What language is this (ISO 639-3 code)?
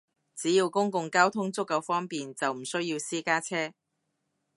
yue